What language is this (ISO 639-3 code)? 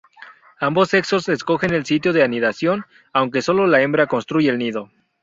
spa